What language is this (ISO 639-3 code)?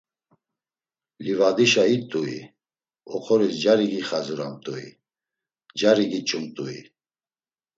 lzz